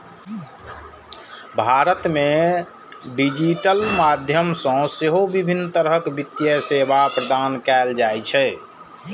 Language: Maithili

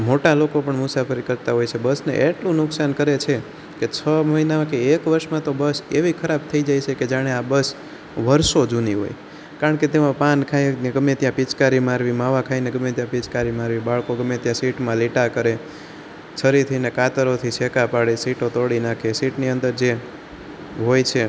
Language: Gujarati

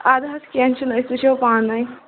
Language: Kashmiri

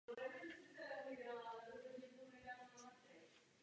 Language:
Czech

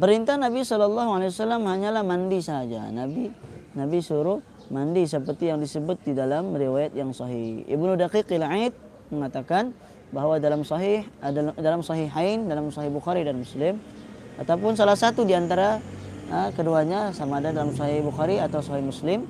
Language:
Malay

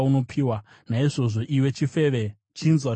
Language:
Shona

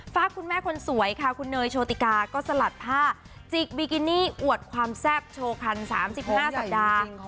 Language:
Thai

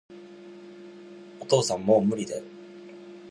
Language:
Japanese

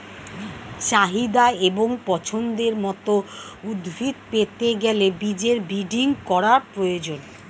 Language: Bangla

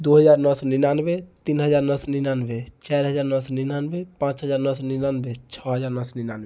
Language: Maithili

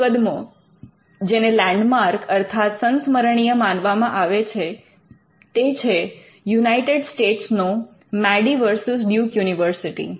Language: Gujarati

